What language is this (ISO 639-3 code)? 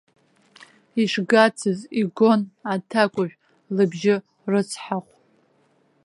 abk